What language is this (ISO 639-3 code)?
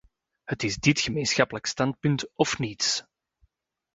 nld